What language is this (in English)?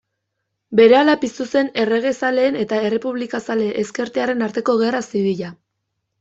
Basque